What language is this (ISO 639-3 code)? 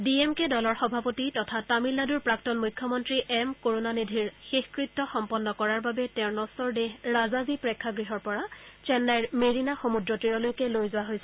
asm